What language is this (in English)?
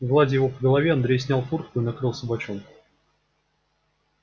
Russian